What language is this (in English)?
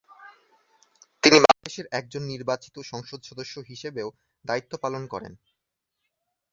Bangla